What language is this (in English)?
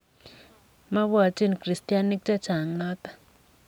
Kalenjin